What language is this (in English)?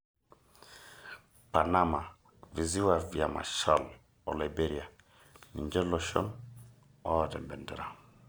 Masai